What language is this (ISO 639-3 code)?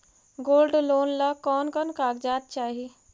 mag